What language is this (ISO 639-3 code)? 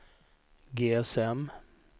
swe